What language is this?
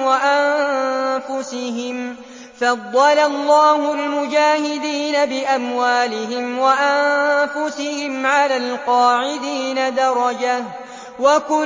Arabic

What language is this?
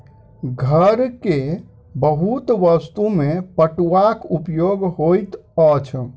Maithili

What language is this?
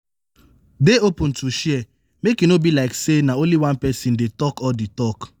Nigerian Pidgin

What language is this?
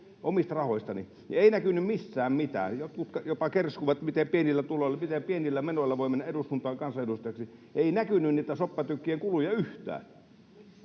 Finnish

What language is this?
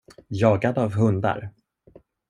Swedish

